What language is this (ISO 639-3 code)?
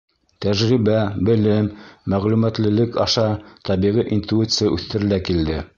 bak